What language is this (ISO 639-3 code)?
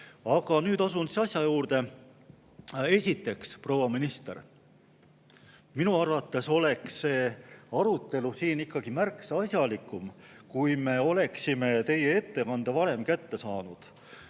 est